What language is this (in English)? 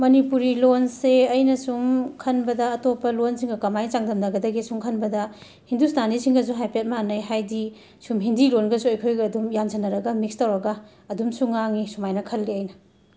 Manipuri